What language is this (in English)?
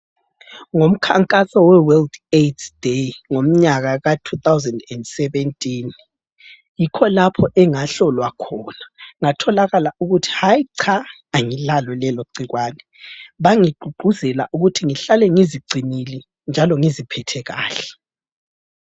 North Ndebele